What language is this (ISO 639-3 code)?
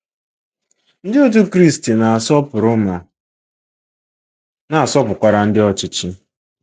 ibo